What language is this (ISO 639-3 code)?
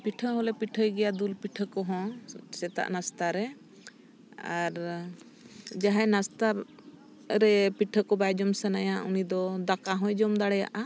sat